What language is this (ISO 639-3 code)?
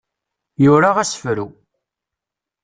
kab